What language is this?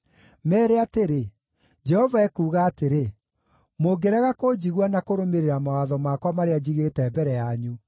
Kikuyu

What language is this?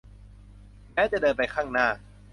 Thai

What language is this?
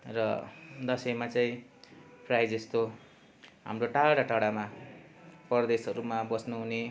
Nepali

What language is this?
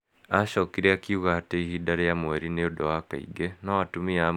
Kikuyu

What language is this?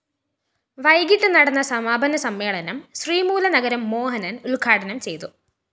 Malayalam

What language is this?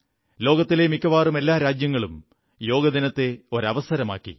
Malayalam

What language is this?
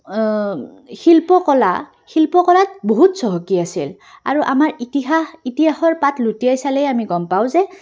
Assamese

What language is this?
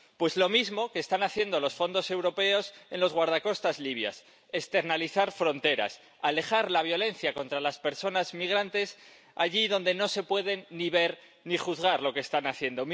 Spanish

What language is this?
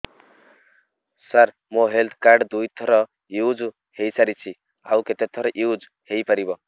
Odia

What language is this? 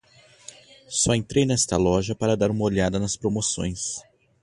Portuguese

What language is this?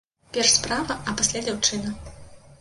Belarusian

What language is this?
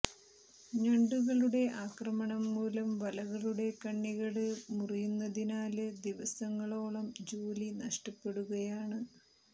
Malayalam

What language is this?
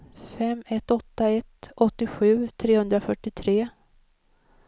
Swedish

